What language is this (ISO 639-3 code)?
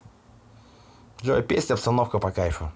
rus